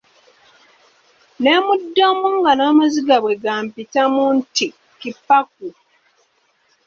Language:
Ganda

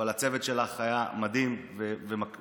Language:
Hebrew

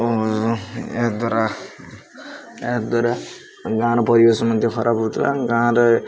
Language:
Odia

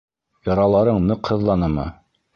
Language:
Bashkir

